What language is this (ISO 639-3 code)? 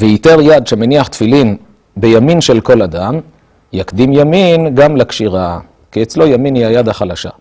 heb